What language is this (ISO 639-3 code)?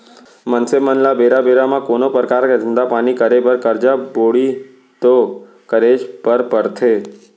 hne